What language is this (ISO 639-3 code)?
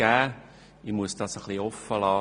gsw